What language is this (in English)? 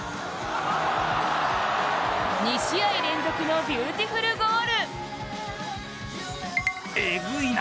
Japanese